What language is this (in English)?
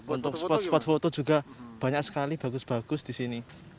Indonesian